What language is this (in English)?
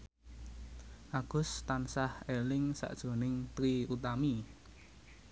Javanese